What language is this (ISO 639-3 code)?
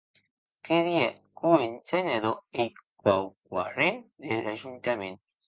oci